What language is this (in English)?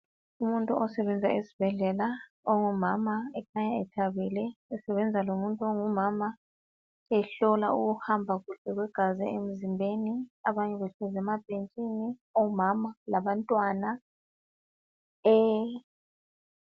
North Ndebele